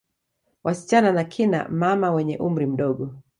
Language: Swahili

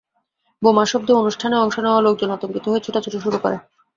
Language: Bangla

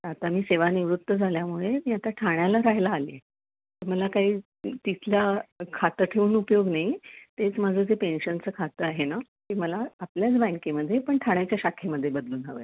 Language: Marathi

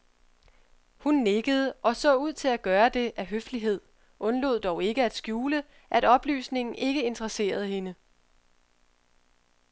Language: Danish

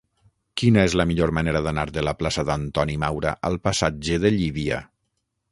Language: Catalan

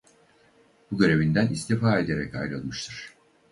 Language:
Turkish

